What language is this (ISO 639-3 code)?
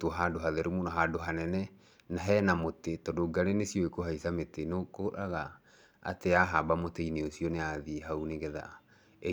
kik